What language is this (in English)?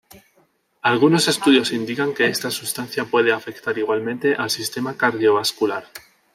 Spanish